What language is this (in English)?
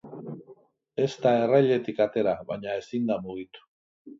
Basque